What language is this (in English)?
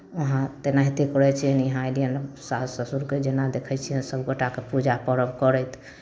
Maithili